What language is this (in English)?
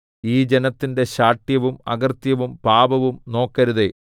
Malayalam